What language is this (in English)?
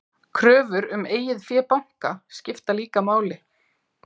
Icelandic